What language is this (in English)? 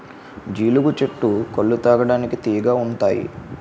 Telugu